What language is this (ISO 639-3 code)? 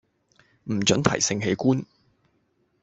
yue